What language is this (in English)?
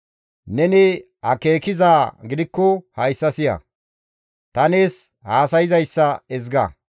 Gamo